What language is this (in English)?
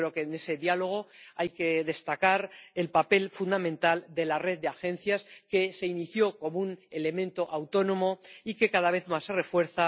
Spanish